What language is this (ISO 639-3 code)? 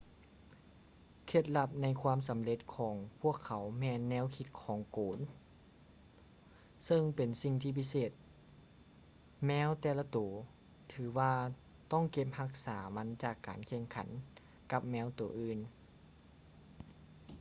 lao